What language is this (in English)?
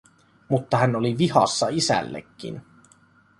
Finnish